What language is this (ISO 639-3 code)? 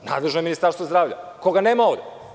srp